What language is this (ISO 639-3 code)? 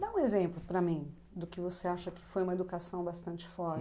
por